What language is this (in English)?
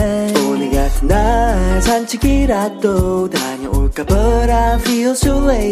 Korean